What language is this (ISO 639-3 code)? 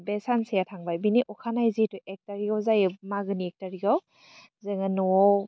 brx